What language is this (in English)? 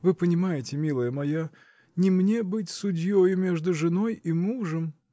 Russian